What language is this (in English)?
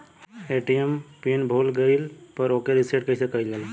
Bhojpuri